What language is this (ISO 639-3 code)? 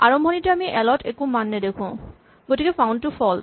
asm